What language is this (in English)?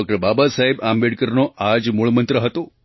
Gujarati